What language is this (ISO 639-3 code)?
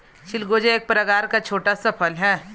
hin